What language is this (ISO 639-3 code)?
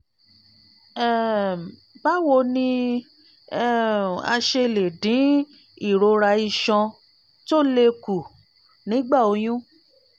yor